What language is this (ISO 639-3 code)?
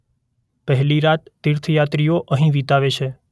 guj